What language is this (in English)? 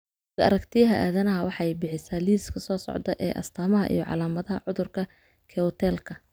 Somali